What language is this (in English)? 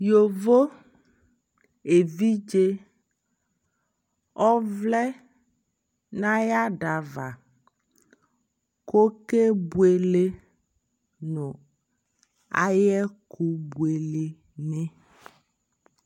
Ikposo